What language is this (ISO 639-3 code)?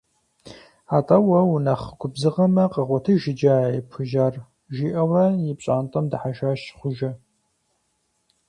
kbd